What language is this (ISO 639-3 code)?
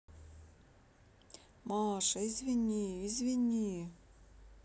rus